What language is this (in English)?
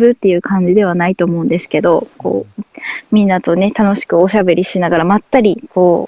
Japanese